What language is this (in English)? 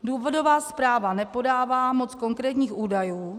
Czech